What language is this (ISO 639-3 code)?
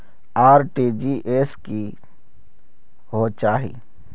mag